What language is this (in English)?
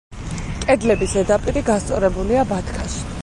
Georgian